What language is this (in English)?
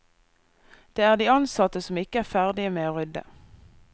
Norwegian